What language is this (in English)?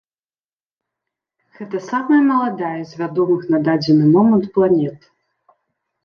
Belarusian